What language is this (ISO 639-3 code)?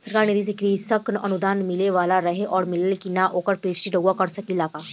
bho